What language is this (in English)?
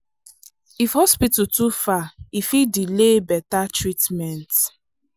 Nigerian Pidgin